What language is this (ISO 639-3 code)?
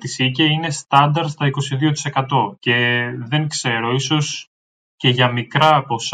ell